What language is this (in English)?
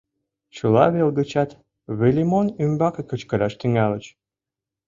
Mari